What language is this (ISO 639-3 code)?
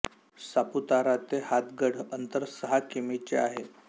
mar